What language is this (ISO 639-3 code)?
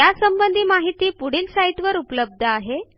mar